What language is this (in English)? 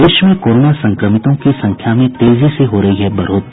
Hindi